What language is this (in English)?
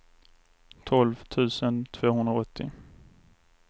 Swedish